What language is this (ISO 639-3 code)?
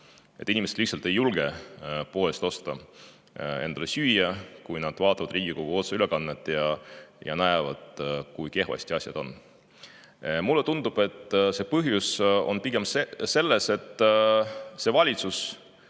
est